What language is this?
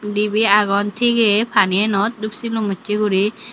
Chakma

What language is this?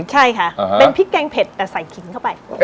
Thai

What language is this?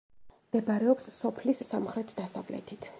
Georgian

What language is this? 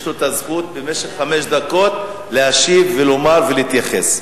Hebrew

